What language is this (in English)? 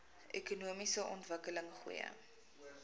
Afrikaans